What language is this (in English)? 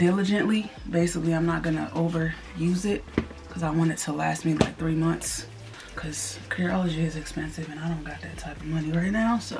English